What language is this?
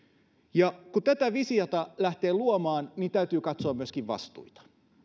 Finnish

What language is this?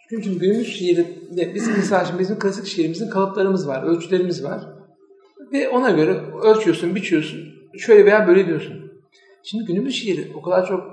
Turkish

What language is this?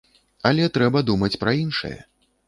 Belarusian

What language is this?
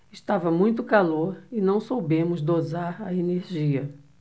Portuguese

